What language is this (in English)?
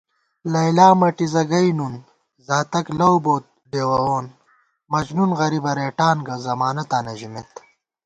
Gawar-Bati